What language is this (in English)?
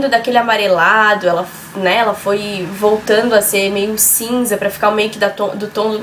Portuguese